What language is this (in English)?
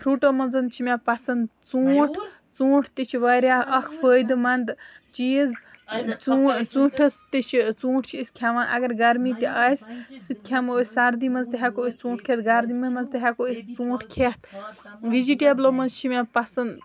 Kashmiri